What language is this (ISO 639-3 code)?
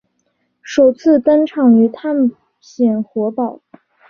zho